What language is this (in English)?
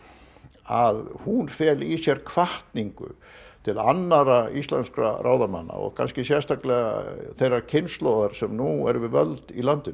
Icelandic